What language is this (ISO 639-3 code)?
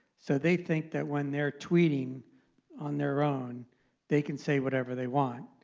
eng